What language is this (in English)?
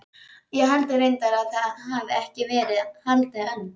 Icelandic